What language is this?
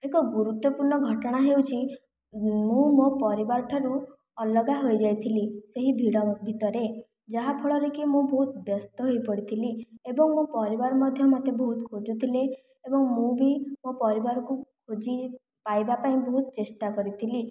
Odia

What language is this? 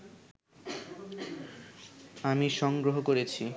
Bangla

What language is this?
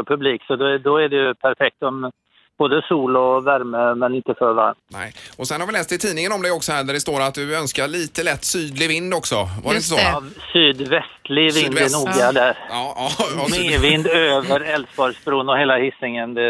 Swedish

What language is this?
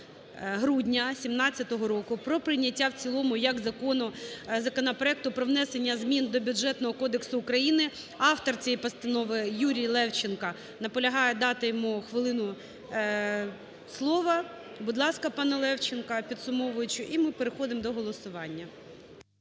Ukrainian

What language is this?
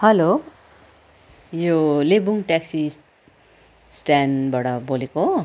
Nepali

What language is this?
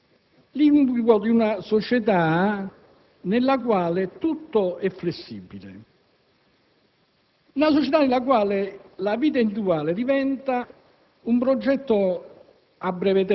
Italian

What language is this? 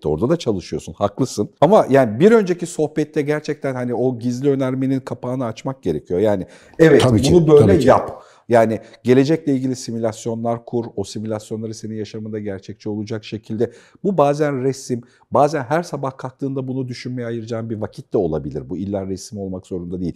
Turkish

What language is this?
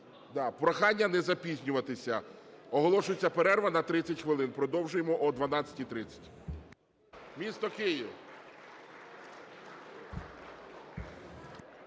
Ukrainian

